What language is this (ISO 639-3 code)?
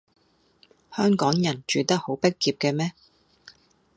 yue